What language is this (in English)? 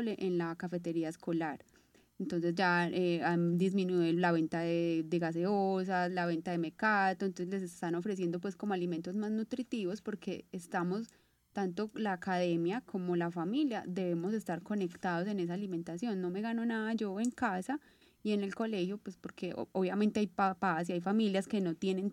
Spanish